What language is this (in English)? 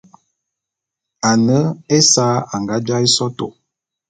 Bulu